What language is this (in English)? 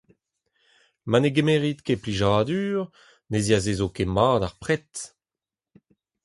Breton